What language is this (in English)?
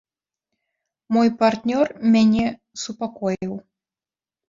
Belarusian